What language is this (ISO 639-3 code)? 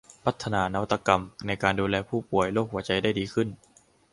tha